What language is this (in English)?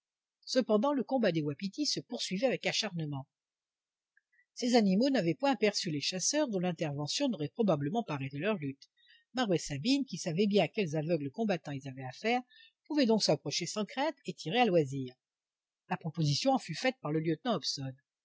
French